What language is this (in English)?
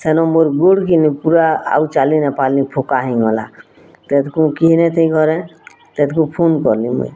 Odia